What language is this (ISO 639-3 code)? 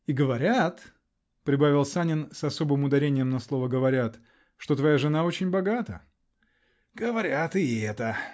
rus